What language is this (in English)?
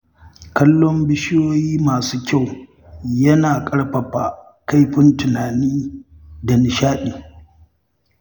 Hausa